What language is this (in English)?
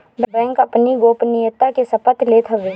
Bhojpuri